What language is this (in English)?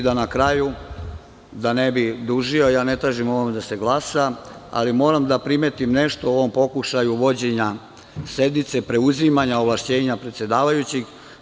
Serbian